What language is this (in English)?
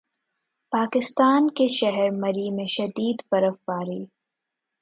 Urdu